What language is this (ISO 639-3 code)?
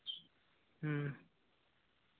sat